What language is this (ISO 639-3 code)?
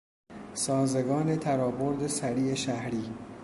fas